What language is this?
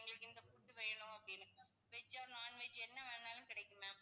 Tamil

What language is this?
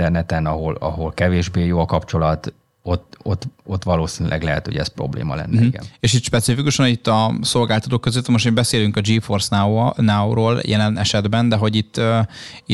Hungarian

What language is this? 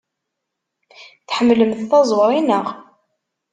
Kabyle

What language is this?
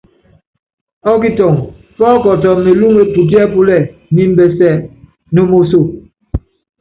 Yangben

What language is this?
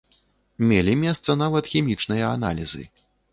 Belarusian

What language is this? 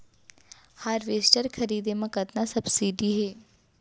Chhattisgarhi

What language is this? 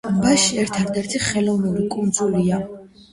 Georgian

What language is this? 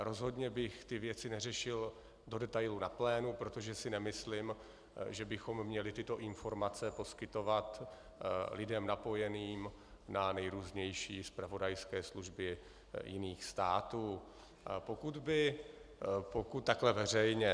Czech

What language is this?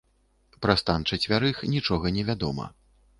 Belarusian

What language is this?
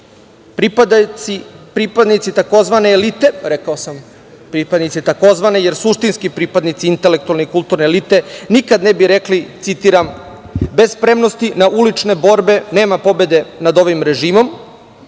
Serbian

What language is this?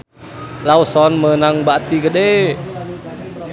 Sundanese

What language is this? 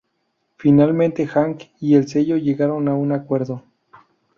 Spanish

